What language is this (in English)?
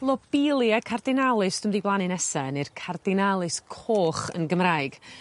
Welsh